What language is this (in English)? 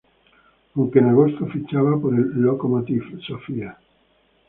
Spanish